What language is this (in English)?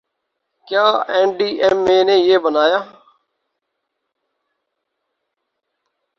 Urdu